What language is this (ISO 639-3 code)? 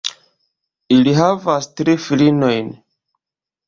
epo